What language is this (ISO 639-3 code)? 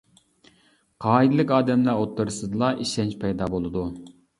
uig